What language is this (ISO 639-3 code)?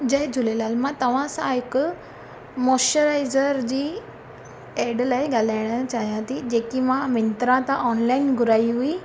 snd